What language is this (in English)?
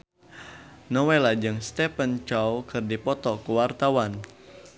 Sundanese